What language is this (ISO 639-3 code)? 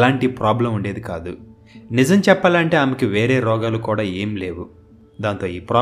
tel